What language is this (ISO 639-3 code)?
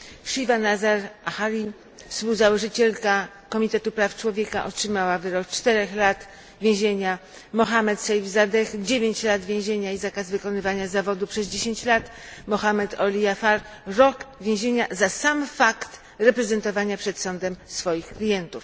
pol